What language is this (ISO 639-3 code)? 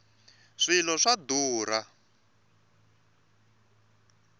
tso